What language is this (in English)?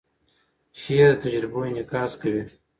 Pashto